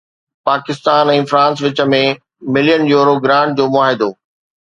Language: Sindhi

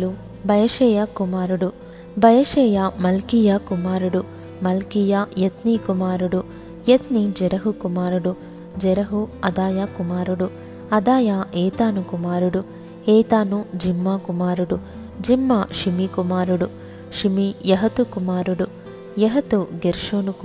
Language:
Telugu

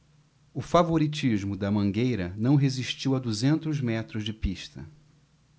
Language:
Portuguese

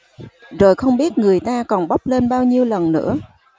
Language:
Vietnamese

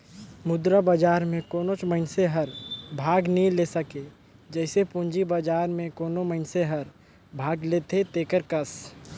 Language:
Chhattisgarhi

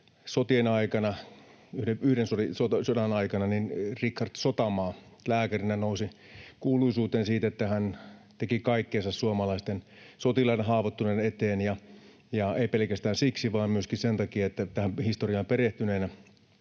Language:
Finnish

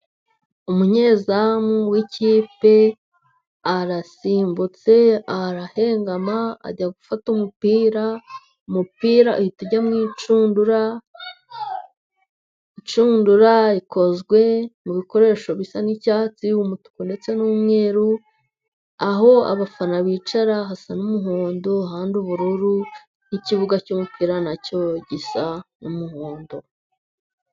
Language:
Kinyarwanda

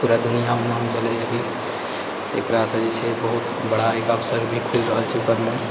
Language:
Maithili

